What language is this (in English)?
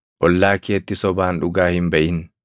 Oromo